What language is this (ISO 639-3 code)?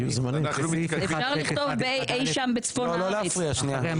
heb